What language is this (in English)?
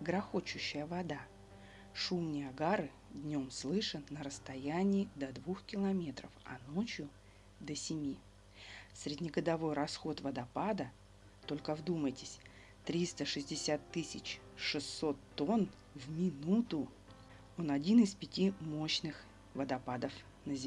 Russian